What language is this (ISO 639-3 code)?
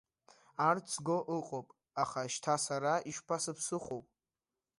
abk